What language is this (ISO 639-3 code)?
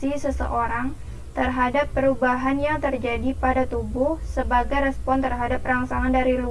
ind